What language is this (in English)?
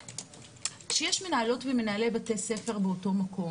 Hebrew